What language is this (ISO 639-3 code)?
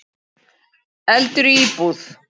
isl